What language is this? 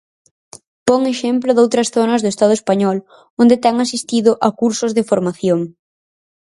Galician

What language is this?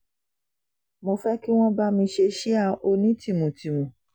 Yoruba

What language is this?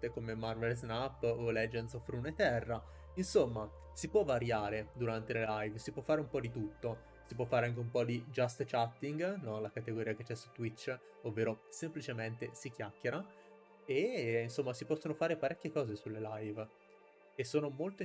Italian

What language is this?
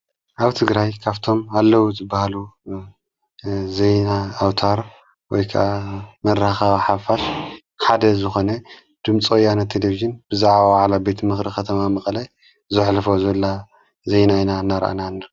Tigrinya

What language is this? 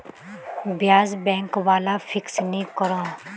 Magahi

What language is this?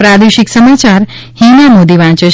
Gujarati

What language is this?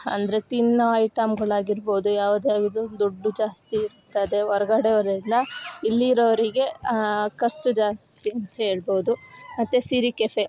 Kannada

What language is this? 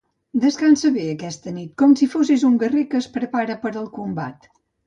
Catalan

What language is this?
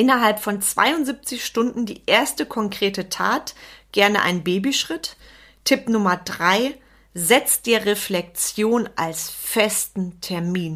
German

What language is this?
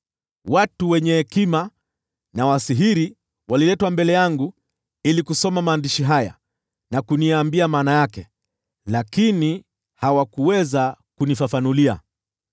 Swahili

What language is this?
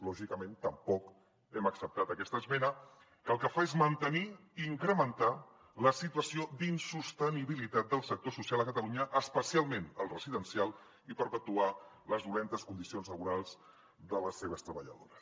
Catalan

